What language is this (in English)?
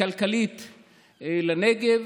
Hebrew